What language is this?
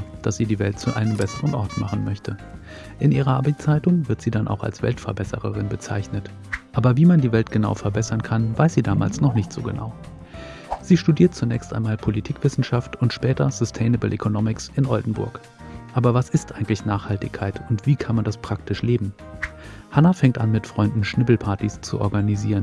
German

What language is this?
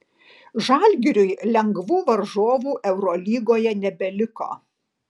Lithuanian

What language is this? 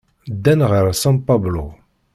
Kabyle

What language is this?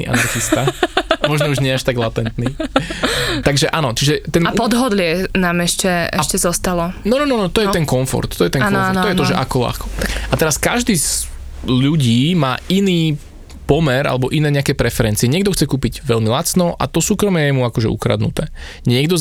Slovak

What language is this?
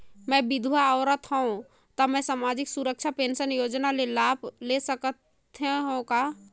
Chhattisgarhi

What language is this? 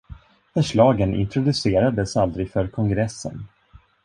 Swedish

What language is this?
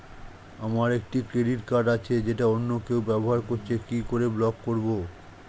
Bangla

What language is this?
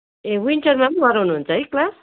Nepali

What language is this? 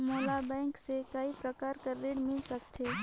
Chhattisgarhi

